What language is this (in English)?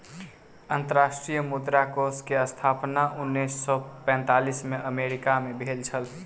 Maithili